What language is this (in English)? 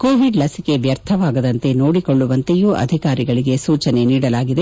Kannada